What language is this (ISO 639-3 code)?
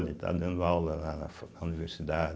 por